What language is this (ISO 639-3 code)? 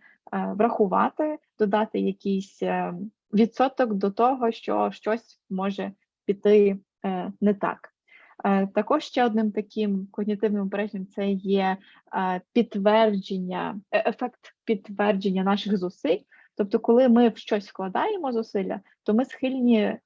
ukr